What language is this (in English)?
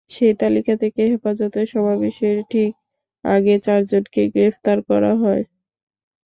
Bangla